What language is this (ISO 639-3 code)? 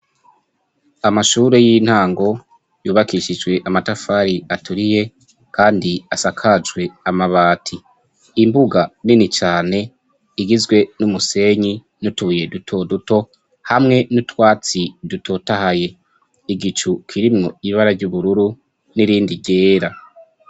run